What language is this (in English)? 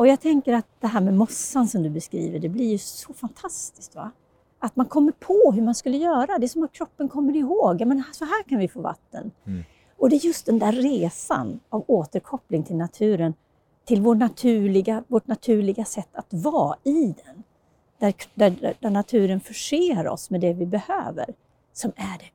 Swedish